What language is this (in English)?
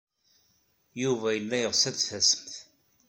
Kabyle